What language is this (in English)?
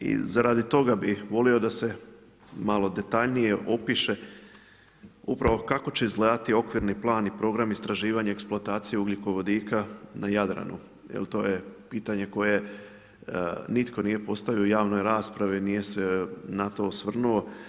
Croatian